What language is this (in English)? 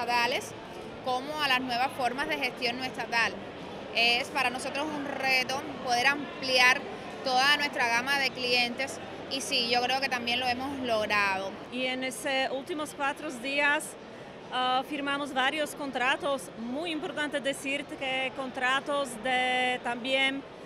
Spanish